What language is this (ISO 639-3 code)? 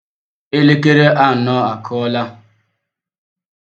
ibo